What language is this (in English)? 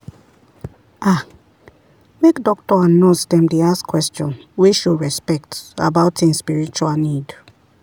Nigerian Pidgin